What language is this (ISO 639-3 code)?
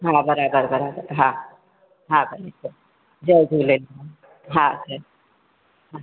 snd